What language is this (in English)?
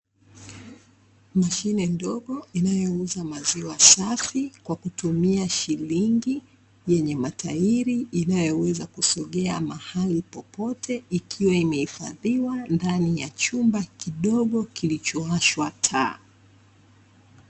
Swahili